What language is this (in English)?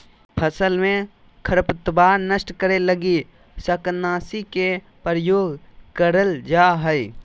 Magahi